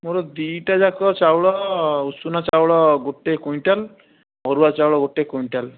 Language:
Odia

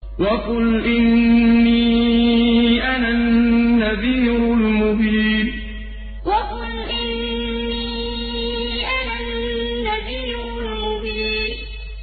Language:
Arabic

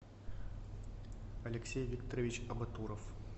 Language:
Russian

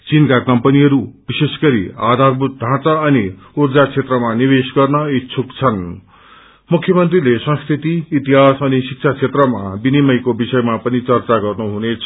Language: Nepali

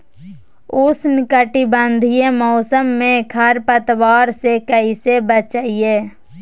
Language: Magahi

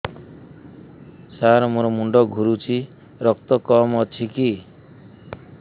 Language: Odia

